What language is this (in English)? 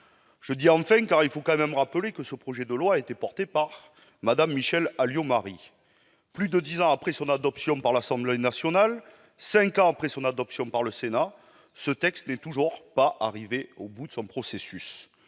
French